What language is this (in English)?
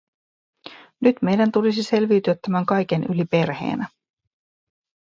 Finnish